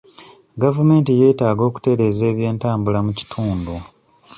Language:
Ganda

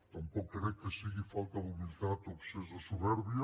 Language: Catalan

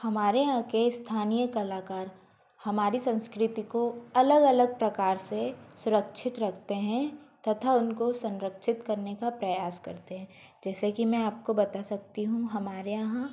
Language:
Hindi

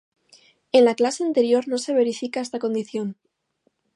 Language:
Spanish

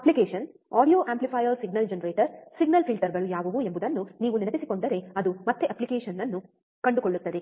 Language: Kannada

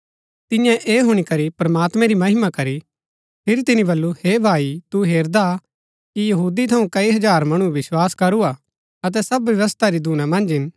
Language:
Gaddi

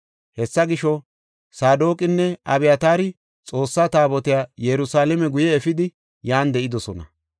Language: Gofa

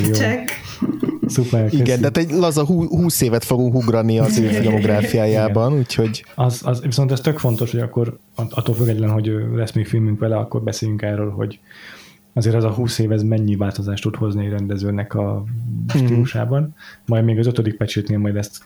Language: Hungarian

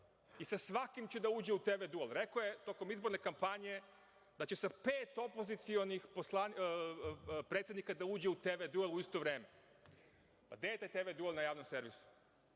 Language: Serbian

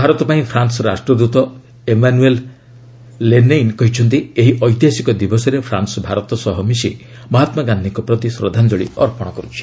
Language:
Odia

